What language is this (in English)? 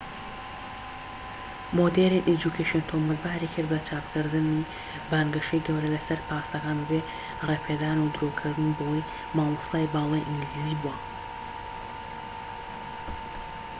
Central Kurdish